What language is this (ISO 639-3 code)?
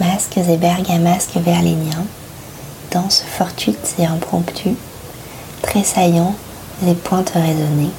fra